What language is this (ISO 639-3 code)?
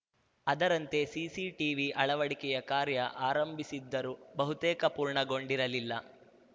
kan